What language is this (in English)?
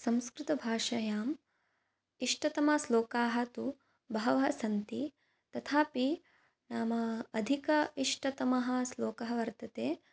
Sanskrit